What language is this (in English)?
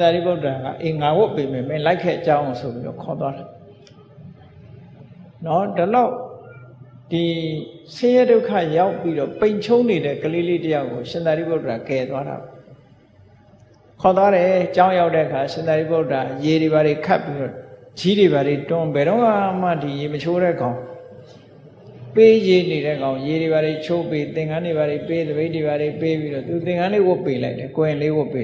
Indonesian